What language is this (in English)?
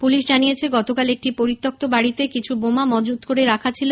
Bangla